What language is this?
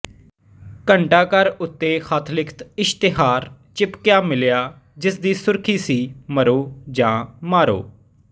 Punjabi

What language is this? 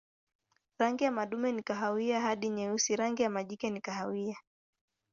Swahili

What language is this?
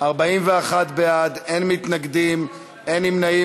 Hebrew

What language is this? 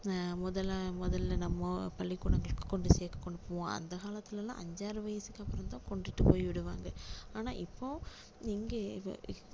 Tamil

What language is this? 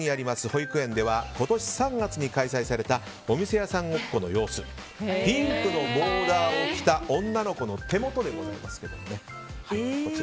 Japanese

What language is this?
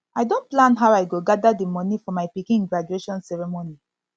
Nigerian Pidgin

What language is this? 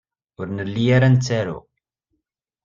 Kabyle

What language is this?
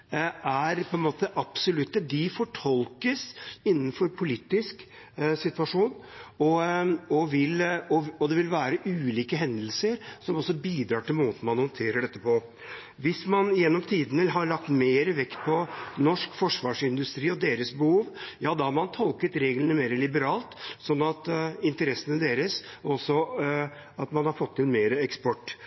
Norwegian Bokmål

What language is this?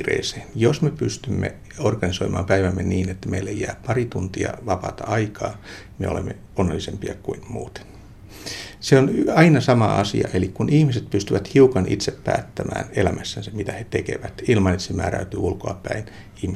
Finnish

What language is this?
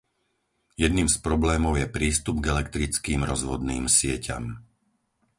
Slovak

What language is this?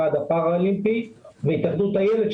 Hebrew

